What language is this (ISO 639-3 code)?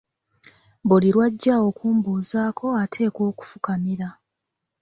lug